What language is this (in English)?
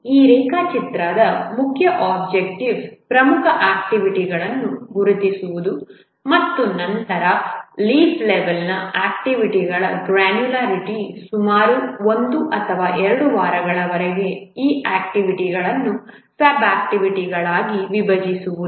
Kannada